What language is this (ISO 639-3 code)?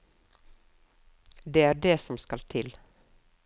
nor